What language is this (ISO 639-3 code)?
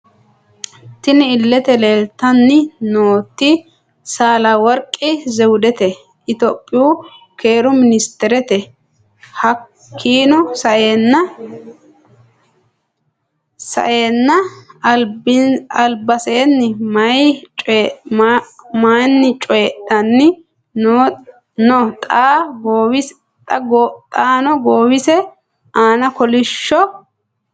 sid